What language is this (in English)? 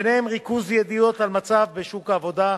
Hebrew